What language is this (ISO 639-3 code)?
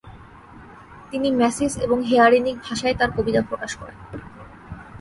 ben